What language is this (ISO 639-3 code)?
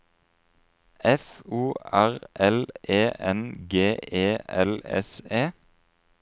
nor